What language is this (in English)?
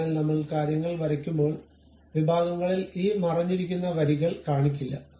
Malayalam